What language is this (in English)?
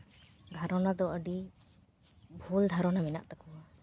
Santali